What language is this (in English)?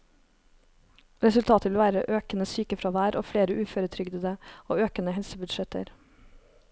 Norwegian